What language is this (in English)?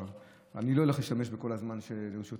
Hebrew